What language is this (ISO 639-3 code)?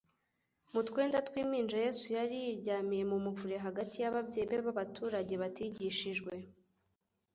kin